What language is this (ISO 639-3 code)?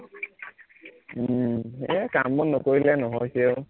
asm